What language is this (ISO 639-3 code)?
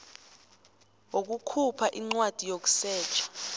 nbl